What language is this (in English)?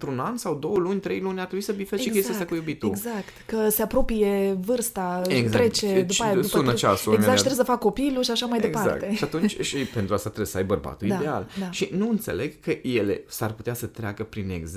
Romanian